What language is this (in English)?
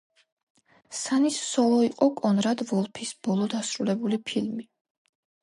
Georgian